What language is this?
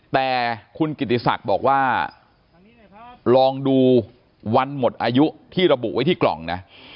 Thai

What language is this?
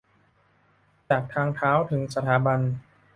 Thai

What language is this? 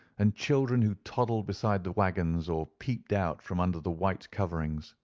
English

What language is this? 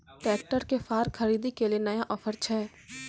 Maithili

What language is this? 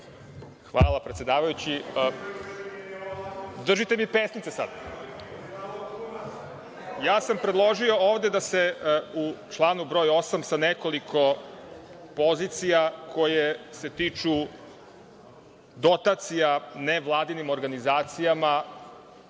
Serbian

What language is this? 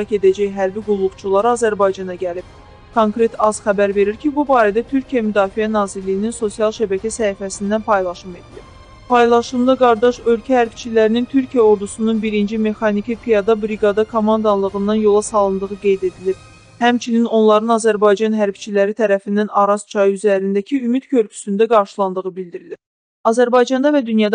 Turkish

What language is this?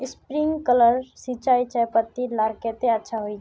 Magahi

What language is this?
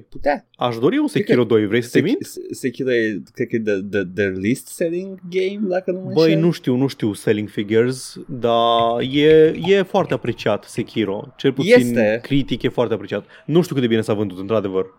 Romanian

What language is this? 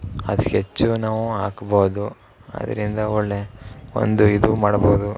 Kannada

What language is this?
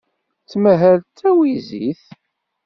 Kabyle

